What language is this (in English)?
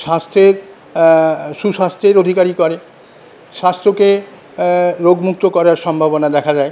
Bangla